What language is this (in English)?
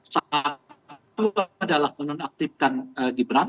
Indonesian